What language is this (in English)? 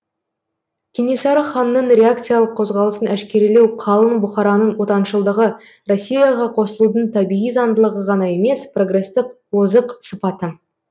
Kazakh